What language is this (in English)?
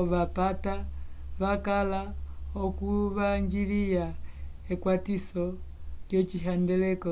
Umbundu